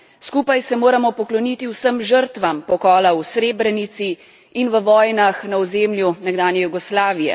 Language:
Slovenian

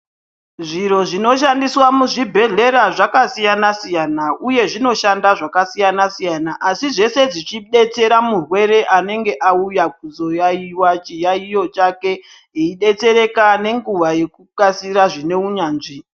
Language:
Ndau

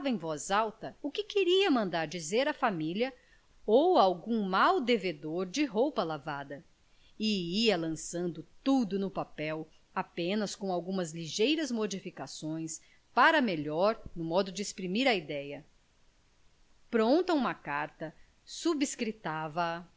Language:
Portuguese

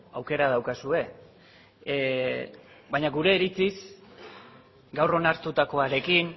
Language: Basque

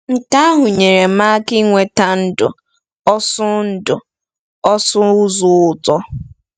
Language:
Igbo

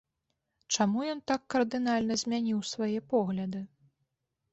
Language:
Belarusian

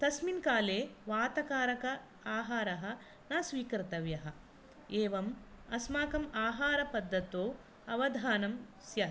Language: Sanskrit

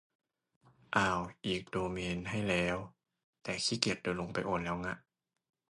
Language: Thai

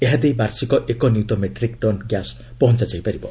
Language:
Odia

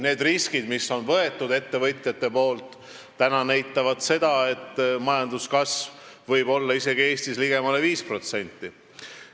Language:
Estonian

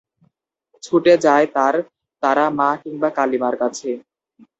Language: Bangla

